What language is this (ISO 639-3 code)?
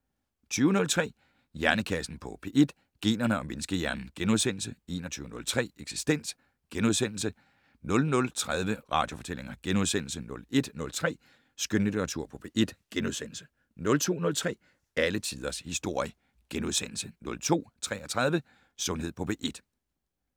dan